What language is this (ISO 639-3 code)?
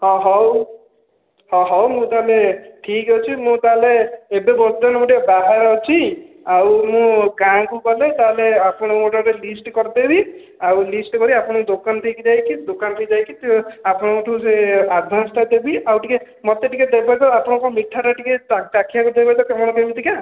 ori